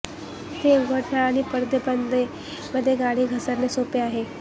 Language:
Marathi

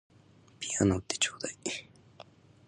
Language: Japanese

